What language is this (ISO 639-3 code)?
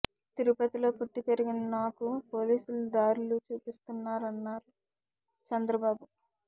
tel